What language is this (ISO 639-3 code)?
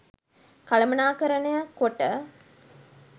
sin